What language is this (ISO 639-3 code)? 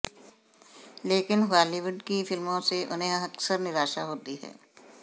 hin